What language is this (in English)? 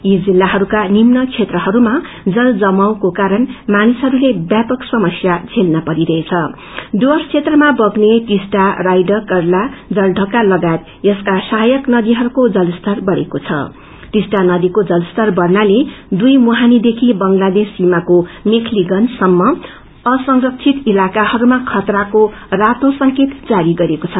Nepali